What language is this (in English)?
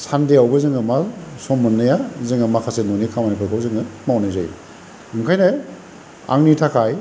Bodo